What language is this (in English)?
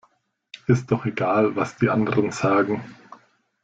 German